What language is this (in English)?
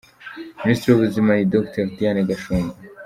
Kinyarwanda